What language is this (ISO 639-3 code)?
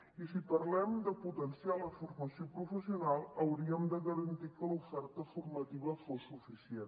cat